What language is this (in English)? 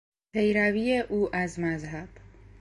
Persian